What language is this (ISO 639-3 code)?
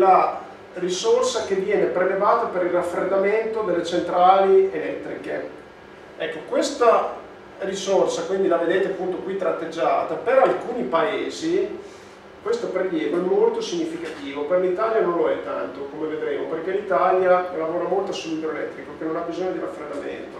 ita